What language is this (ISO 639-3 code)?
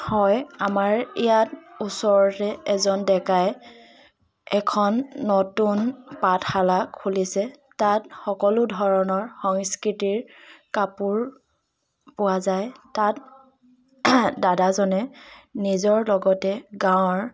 asm